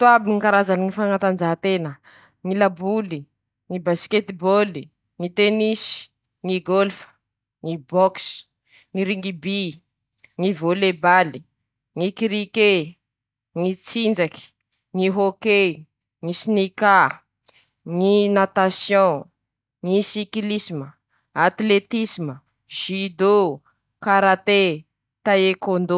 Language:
Masikoro Malagasy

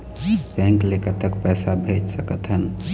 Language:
Chhattisgarhi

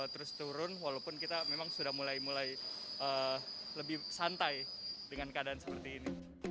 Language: Indonesian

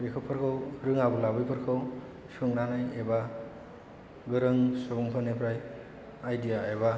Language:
Bodo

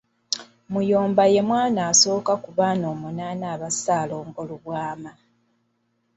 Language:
Ganda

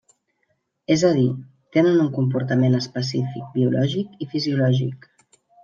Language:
Catalan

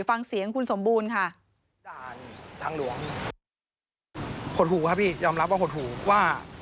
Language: Thai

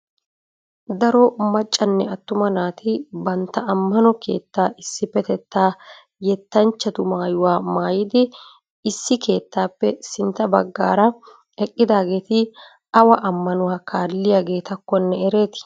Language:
Wolaytta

